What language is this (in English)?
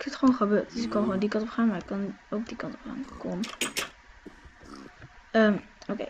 Dutch